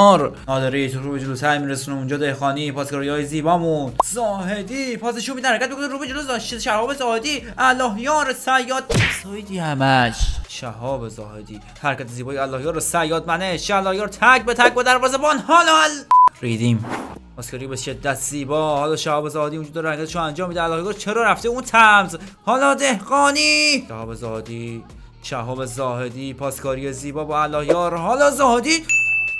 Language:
Persian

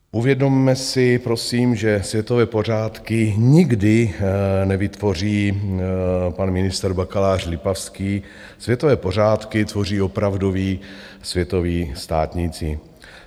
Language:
Czech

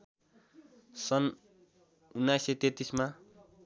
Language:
Nepali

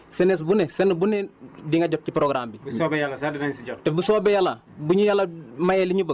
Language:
Wolof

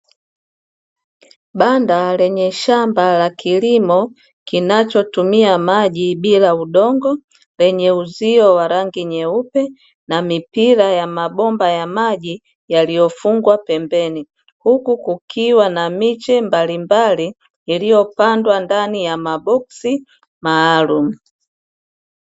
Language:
Swahili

